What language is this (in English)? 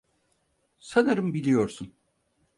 Turkish